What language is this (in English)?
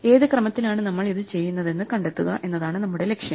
Malayalam